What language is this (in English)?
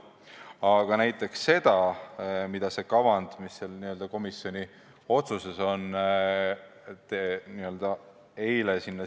Estonian